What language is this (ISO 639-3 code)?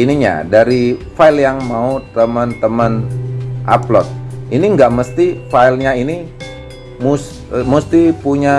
ind